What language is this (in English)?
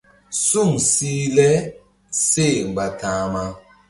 Mbum